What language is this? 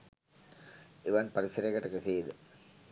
Sinhala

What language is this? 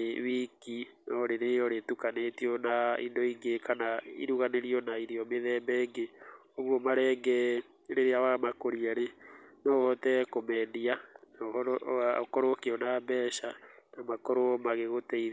Kikuyu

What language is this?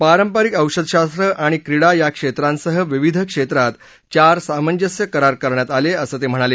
Marathi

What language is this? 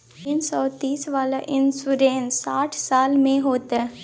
Maithili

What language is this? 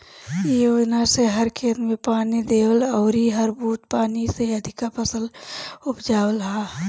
Bhojpuri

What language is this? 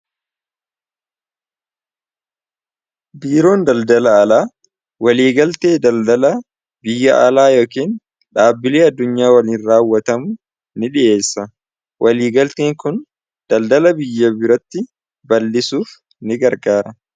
Oromo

